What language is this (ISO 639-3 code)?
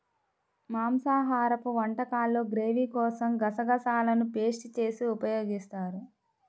tel